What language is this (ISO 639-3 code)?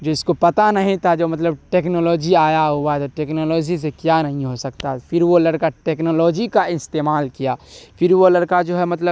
urd